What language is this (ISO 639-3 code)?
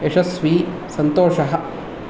san